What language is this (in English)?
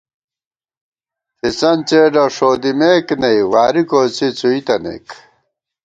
Gawar-Bati